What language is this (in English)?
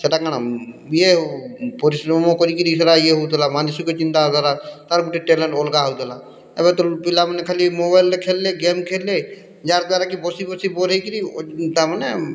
Odia